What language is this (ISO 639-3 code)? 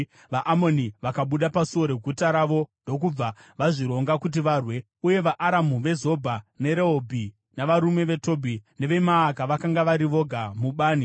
sna